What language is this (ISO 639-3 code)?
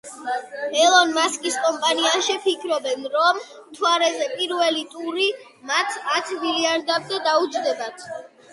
kat